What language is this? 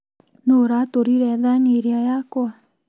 Kikuyu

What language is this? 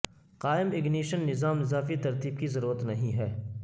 Urdu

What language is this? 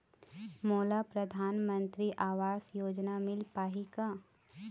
Chhattisgarhi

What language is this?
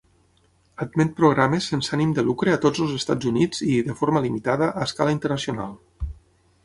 Catalan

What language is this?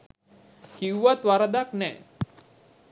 Sinhala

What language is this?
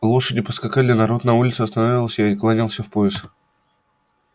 Russian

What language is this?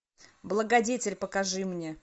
Russian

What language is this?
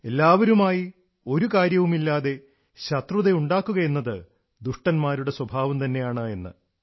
Malayalam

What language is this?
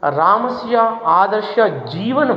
Sanskrit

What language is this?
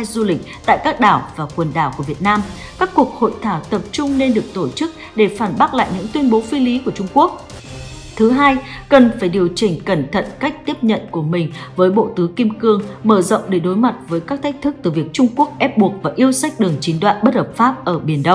Vietnamese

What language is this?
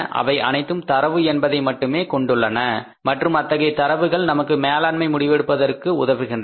Tamil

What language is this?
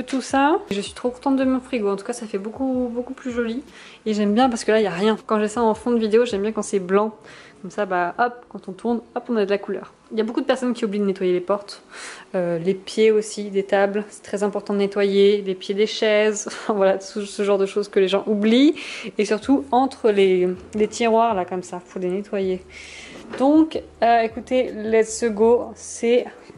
French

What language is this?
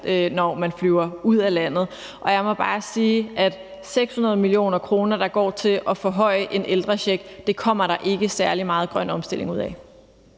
Danish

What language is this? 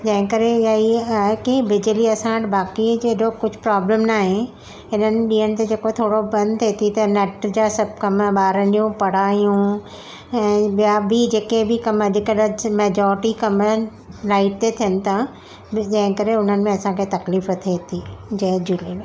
Sindhi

